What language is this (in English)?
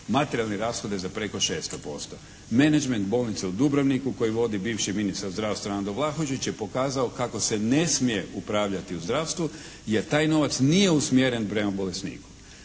Croatian